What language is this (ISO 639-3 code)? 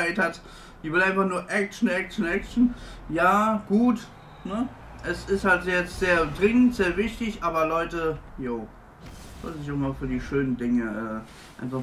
deu